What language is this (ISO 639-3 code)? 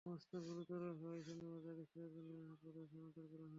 ben